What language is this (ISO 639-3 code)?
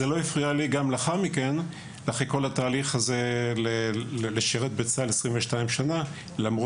heb